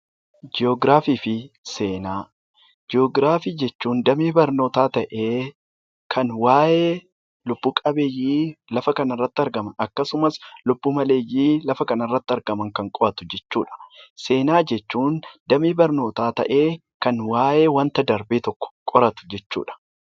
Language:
Oromo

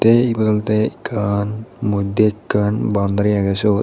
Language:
Chakma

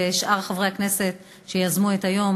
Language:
Hebrew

